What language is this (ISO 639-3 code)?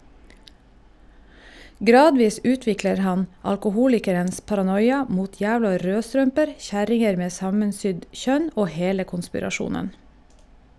nor